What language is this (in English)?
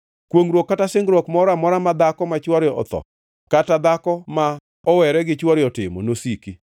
Luo (Kenya and Tanzania)